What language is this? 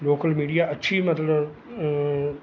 Punjabi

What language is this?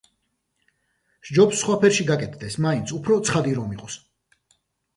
Georgian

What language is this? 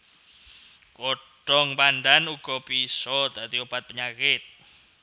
Javanese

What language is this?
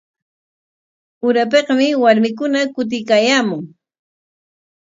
Corongo Ancash Quechua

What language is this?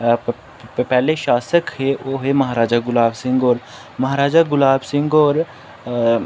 Dogri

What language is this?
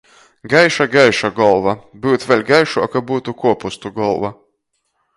Latgalian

